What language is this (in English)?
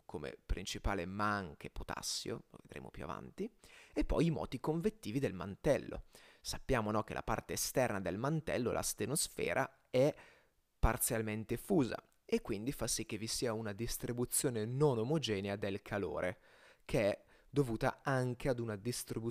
Italian